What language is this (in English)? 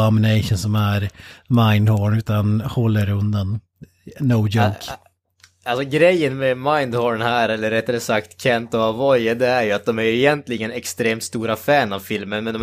Swedish